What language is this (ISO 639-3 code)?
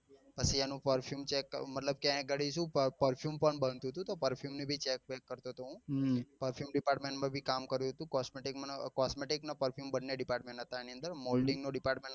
guj